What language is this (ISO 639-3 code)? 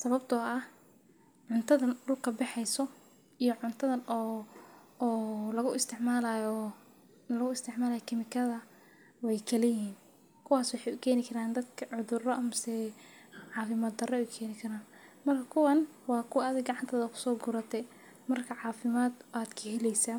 som